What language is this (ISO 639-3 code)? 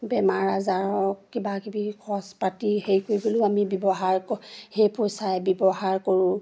asm